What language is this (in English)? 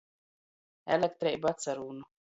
Latgalian